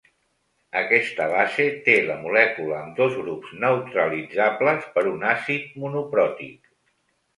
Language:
Catalan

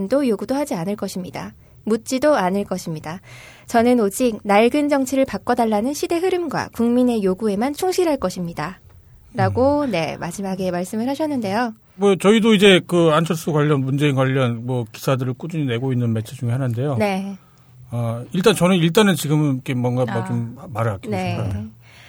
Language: Korean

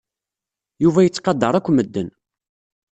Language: Kabyle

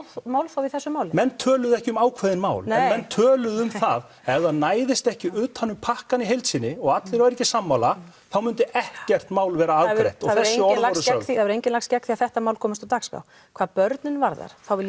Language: Icelandic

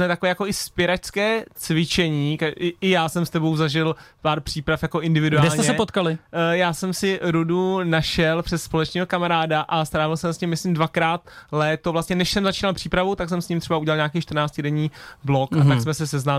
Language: Czech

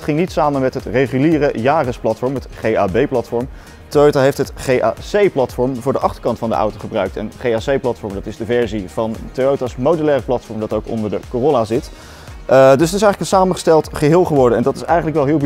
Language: Dutch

